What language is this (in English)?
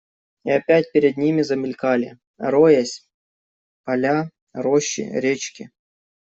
Russian